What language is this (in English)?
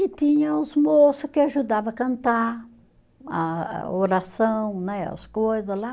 Portuguese